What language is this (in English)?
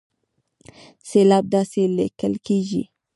Pashto